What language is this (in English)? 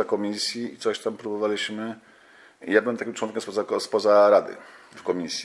Polish